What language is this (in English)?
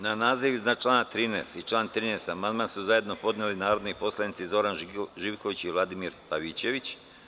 Serbian